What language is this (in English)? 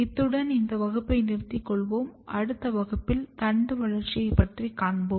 Tamil